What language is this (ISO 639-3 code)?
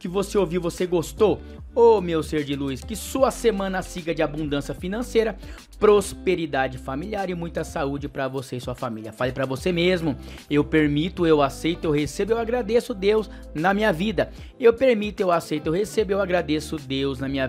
por